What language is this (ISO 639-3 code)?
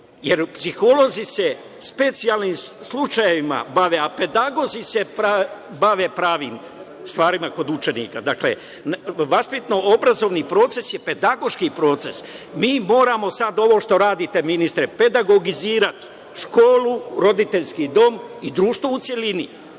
srp